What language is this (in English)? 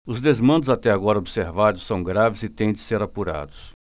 Portuguese